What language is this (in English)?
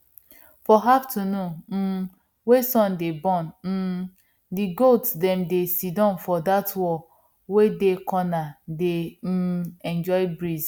Nigerian Pidgin